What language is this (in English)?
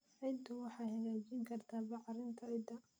Somali